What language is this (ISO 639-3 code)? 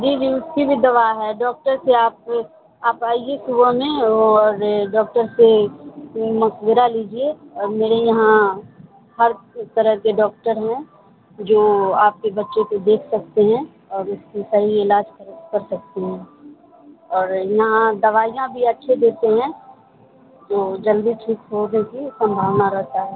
urd